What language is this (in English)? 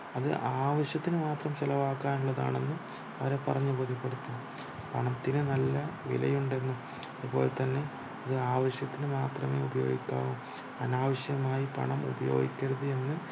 Malayalam